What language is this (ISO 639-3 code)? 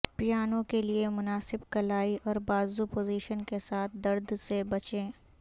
urd